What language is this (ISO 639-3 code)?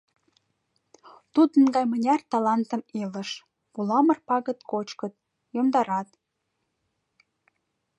chm